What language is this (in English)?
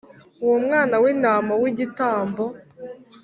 Kinyarwanda